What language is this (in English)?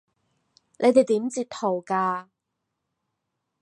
Cantonese